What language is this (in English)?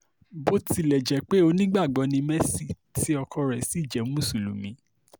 Yoruba